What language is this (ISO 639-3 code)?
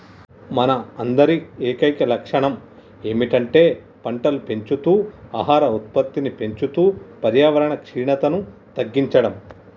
tel